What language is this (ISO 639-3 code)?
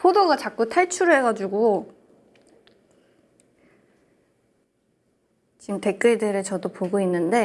kor